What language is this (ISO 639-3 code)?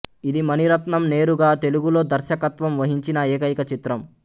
tel